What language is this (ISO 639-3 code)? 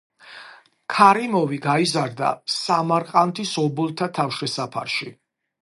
kat